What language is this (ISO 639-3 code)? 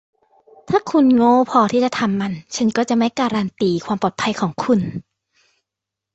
tha